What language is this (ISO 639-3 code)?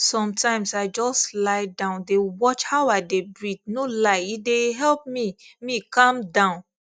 pcm